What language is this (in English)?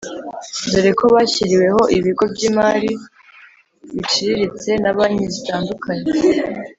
Kinyarwanda